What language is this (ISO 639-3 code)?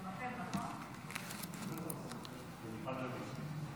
heb